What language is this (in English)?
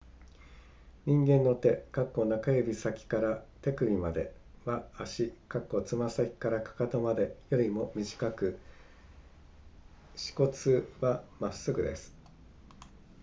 Japanese